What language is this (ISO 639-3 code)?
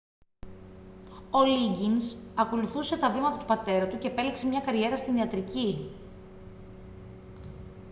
ell